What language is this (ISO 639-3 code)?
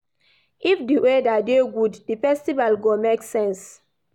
pcm